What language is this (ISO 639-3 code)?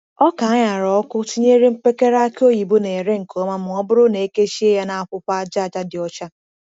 ibo